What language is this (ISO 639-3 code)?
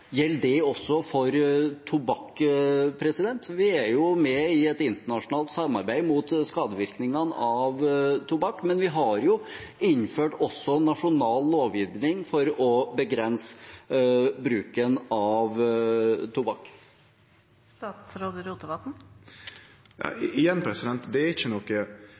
nor